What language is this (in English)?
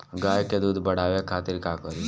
Bhojpuri